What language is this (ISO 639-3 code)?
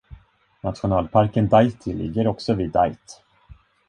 swe